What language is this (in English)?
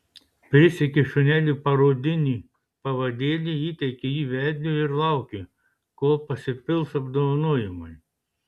Lithuanian